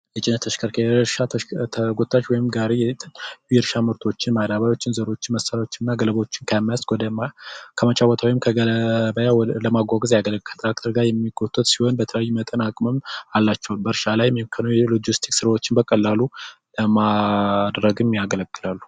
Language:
Amharic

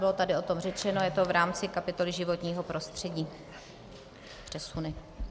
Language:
Czech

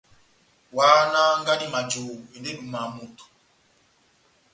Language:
Batanga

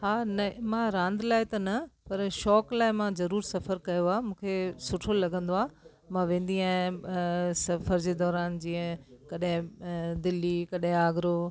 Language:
Sindhi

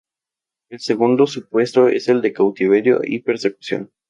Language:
Spanish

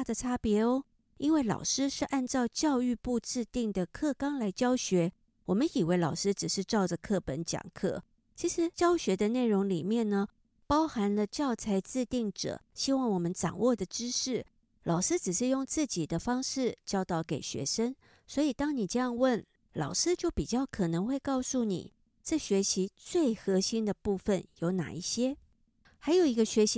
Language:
Chinese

